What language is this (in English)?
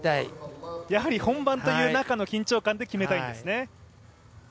Japanese